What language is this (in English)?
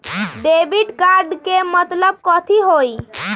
Magahi